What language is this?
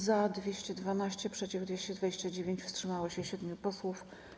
Polish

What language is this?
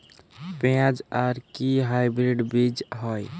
Bangla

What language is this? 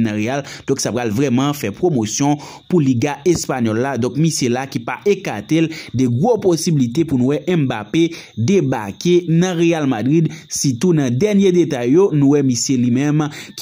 French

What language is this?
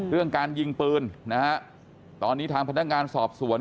Thai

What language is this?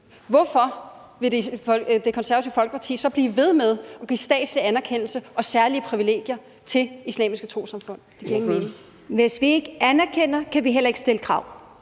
Danish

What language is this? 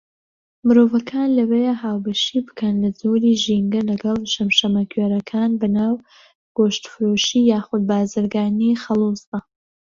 Central Kurdish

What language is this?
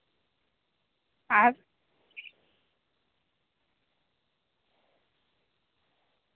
Santali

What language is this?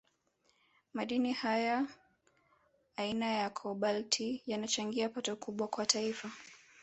Swahili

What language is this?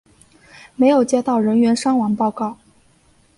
Chinese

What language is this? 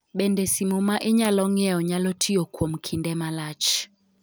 Luo (Kenya and Tanzania)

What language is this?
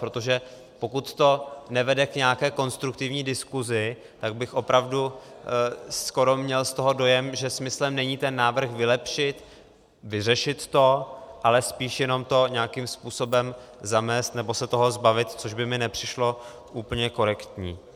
Czech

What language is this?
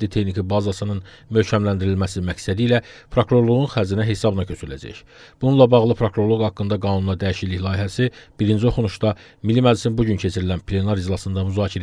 Turkish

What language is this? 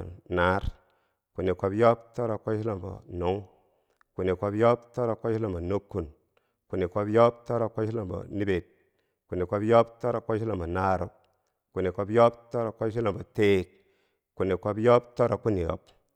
Bangwinji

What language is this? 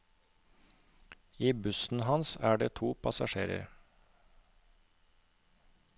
Norwegian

